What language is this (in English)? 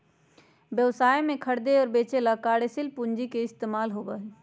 Magahi